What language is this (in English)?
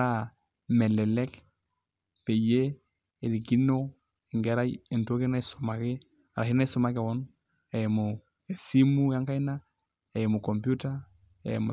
Masai